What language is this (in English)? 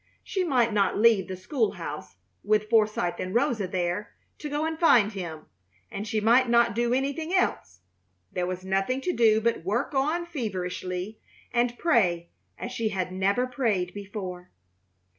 English